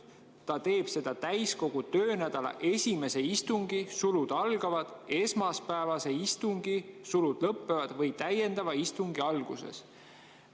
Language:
Estonian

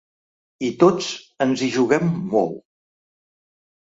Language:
Catalan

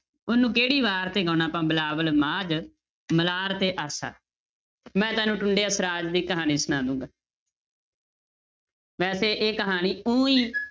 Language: Punjabi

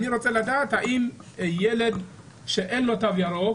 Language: Hebrew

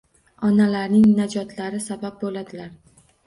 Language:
Uzbek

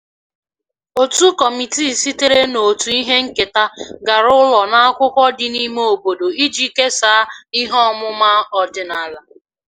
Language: Igbo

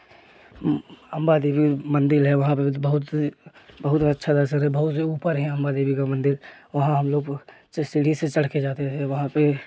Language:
Hindi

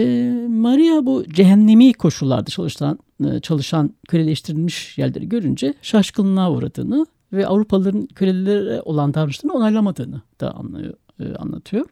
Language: Turkish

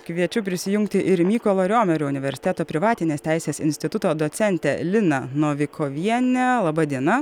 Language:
Lithuanian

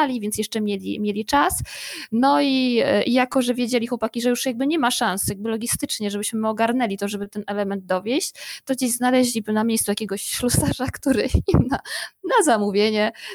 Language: Polish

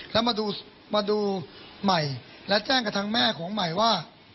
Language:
Thai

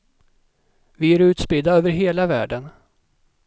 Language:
Swedish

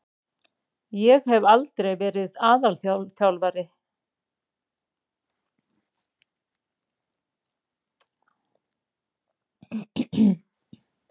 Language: Icelandic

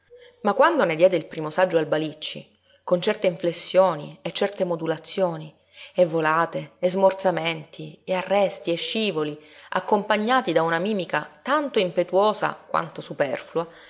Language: Italian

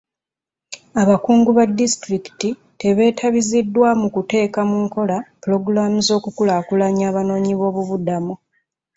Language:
Ganda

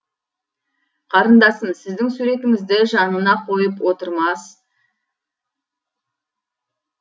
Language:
Kazakh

